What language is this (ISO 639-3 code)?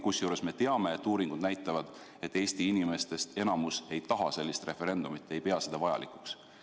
est